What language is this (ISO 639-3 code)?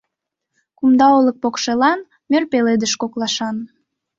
chm